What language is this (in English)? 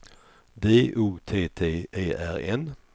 Swedish